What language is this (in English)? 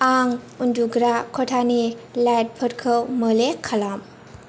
Bodo